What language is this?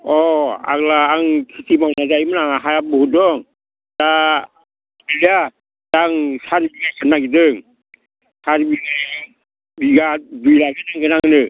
Bodo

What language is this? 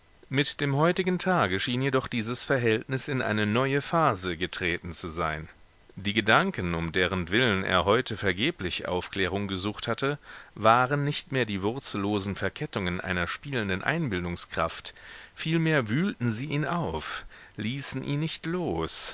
German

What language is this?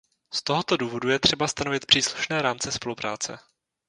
Czech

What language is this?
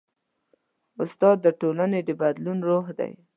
Pashto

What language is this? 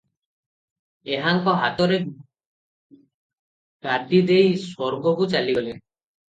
Odia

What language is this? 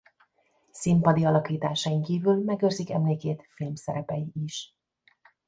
Hungarian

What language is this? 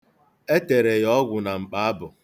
Igbo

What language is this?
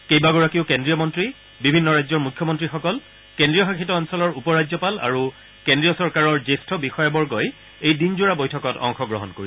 Assamese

